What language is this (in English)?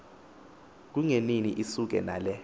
Xhosa